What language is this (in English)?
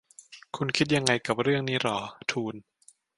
Thai